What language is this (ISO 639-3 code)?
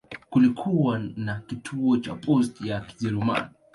swa